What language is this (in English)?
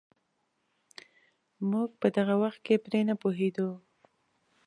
Pashto